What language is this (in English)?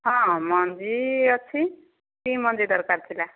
Odia